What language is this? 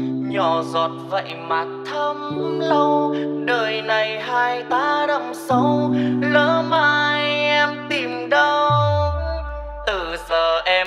Vietnamese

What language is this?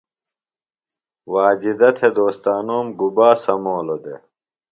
Phalura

